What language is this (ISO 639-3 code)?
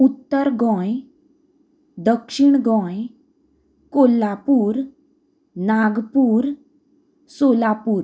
kok